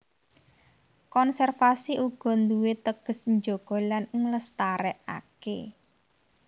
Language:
Javanese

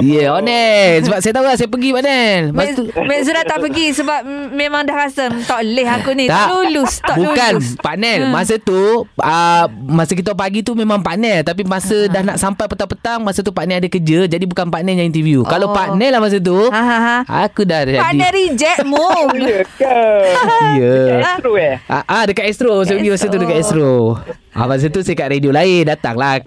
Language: Malay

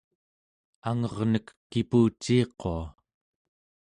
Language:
Central Yupik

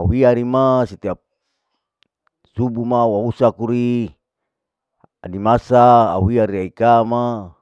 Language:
Larike-Wakasihu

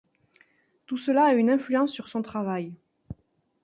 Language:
French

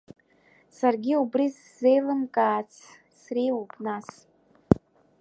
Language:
Abkhazian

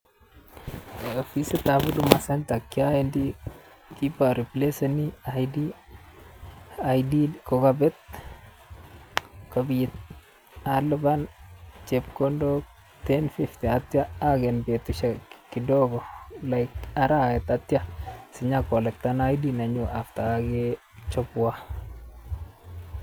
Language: Kalenjin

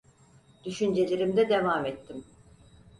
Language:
Turkish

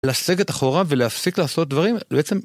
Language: Hebrew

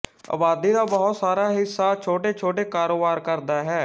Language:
Punjabi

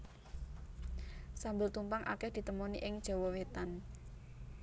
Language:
Javanese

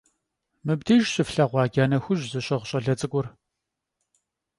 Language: Kabardian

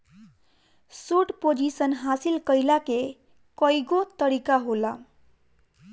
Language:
Bhojpuri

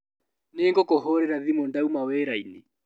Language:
Kikuyu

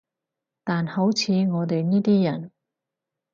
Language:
Cantonese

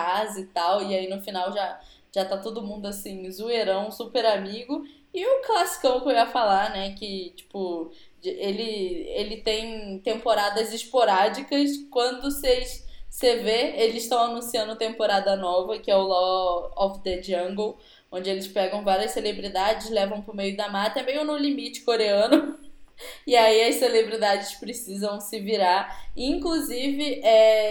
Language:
Portuguese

